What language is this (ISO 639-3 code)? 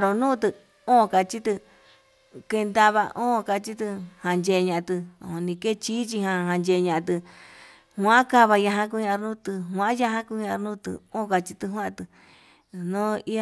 mab